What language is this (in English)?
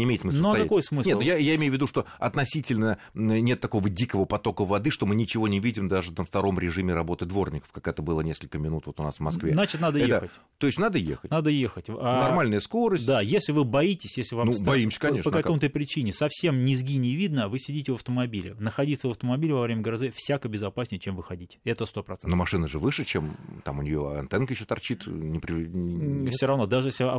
Russian